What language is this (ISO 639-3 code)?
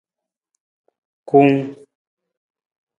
nmz